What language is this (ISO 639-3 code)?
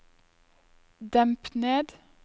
nor